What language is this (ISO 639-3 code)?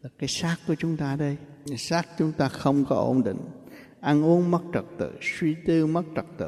vie